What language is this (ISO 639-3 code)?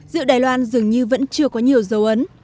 vie